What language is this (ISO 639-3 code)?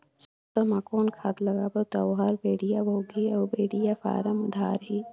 hne